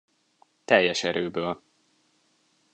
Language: Hungarian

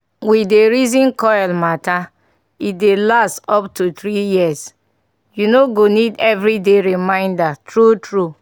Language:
Nigerian Pidgin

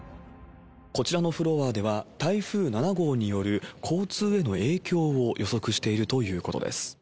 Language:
Japanese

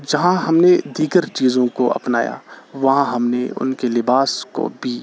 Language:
Urdu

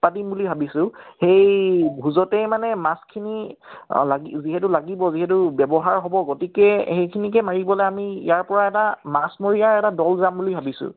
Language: Assamese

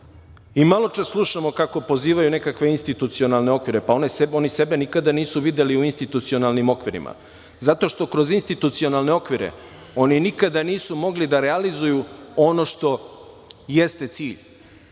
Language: Serbian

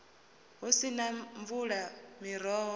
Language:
Venda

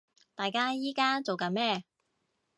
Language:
Cantonese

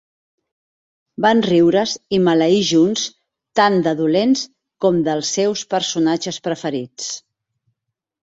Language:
Catalan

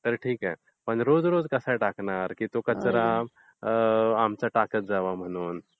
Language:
Marathi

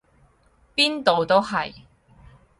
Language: Cantonese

